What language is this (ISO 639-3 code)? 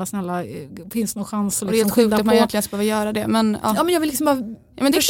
swe